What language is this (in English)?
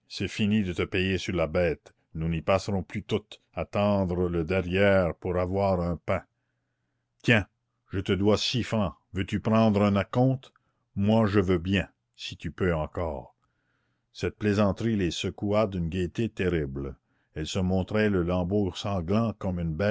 French